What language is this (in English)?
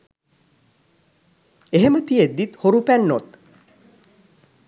Sinhala